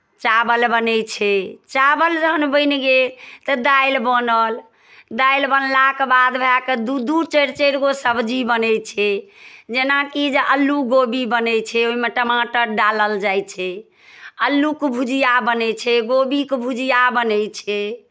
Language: Maithili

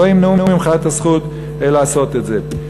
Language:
Hebrew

